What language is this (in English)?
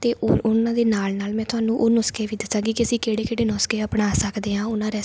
Punjabi